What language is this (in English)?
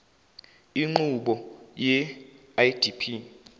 Zulu